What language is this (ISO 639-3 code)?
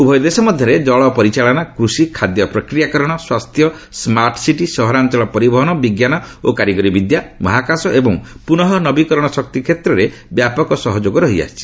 ori